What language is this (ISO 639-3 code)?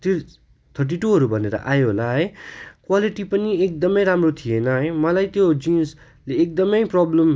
nep